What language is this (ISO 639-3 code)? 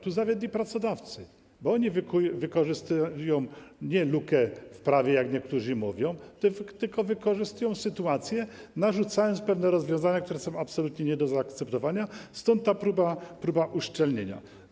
pol